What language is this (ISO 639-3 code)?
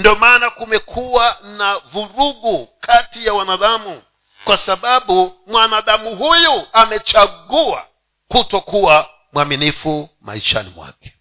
swa